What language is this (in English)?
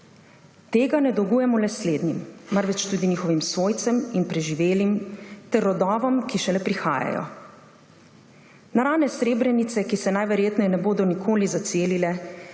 Slovenian